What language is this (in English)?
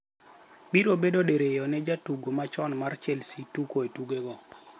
Luo (Kenya and Tanzania)